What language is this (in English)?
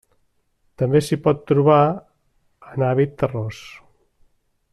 Catalan